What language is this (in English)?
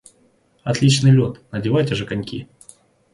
Russian